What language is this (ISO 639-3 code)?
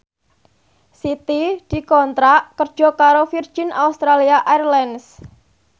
jav